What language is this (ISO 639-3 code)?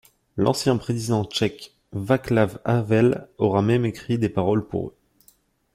fra